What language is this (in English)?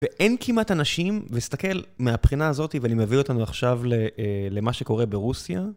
Hebrew